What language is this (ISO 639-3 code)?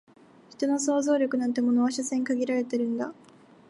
jpn